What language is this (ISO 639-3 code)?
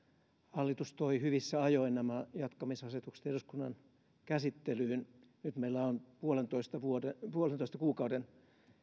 fin